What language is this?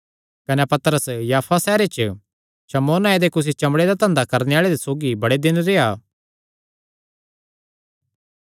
Kangri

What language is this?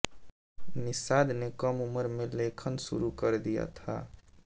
Hindi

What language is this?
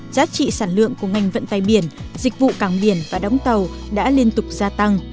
Vietnamese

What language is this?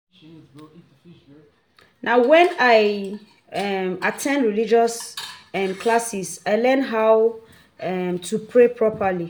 Nigerian Pidgin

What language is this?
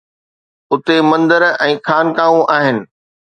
Sindhi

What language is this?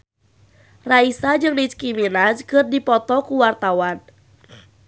Sundanese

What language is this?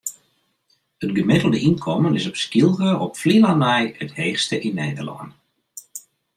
Western Frisian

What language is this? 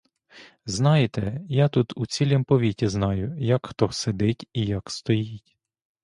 Ukrainian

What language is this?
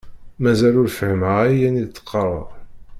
Kabyle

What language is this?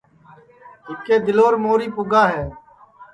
Sansi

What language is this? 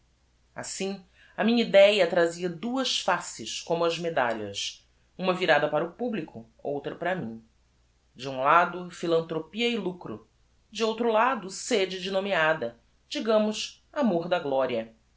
Portuguese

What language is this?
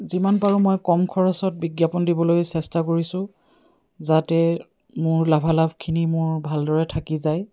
Assamese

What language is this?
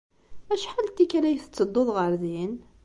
Kabyle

